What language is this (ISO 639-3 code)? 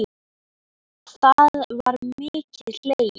isl